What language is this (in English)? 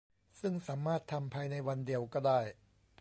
Thai